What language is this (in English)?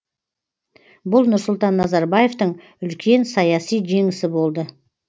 Kazakh